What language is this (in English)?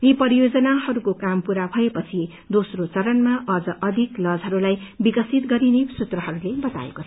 Nepali